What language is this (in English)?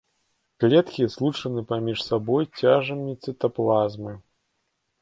Belarusian